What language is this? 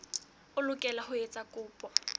Southern Sotho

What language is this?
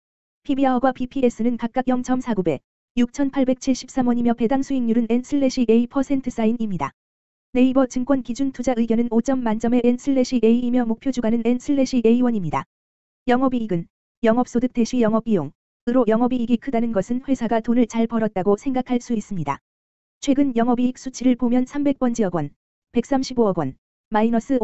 Korean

